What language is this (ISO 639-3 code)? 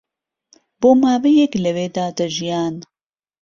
ckb